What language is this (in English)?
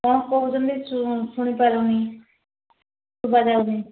Odia